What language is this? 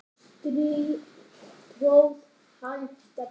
Icelandic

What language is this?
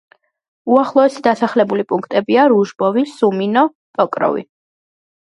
Georgian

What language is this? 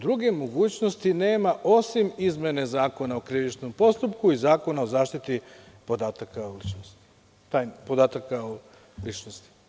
Serbian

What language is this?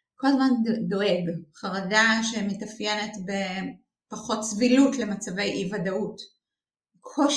Hebrew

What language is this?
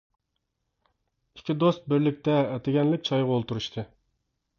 Uyghur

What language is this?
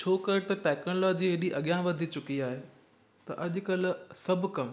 Sindhi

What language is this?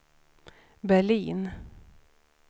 Swedish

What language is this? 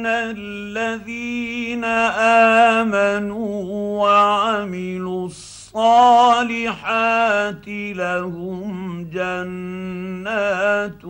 Arabic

